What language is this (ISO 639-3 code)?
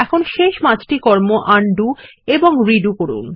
ben